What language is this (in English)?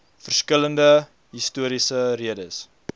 Afrikaans